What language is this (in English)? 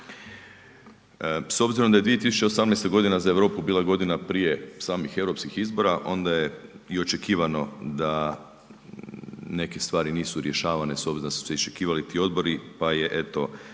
Croatian